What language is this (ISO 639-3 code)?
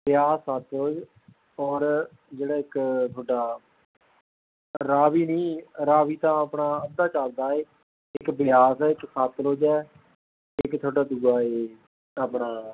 pan